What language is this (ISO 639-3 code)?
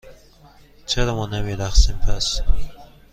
fas